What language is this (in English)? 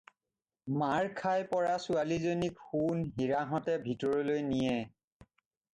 Assamese